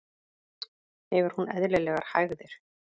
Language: Icelandic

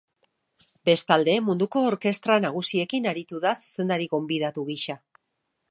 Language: Basque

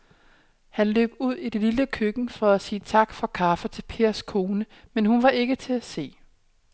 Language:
Danish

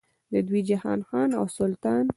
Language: Pashto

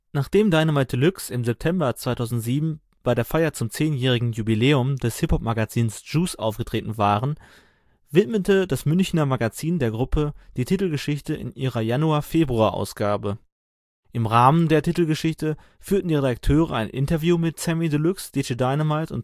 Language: German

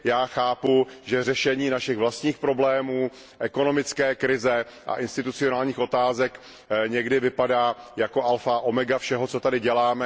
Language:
Czech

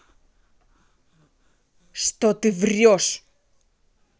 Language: Russian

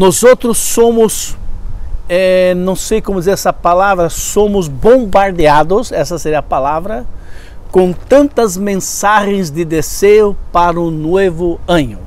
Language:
Portuguese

